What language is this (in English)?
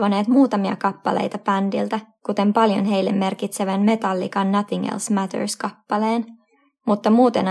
Finnish